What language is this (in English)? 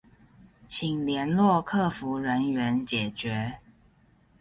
Chinese